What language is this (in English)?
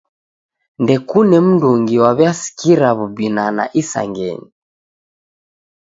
Taita